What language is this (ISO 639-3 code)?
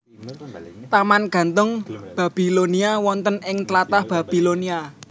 jav